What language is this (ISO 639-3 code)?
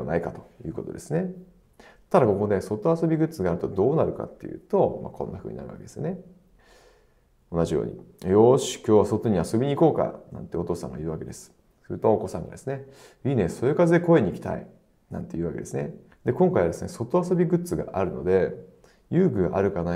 jpn